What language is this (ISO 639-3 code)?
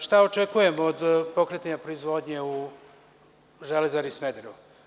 srp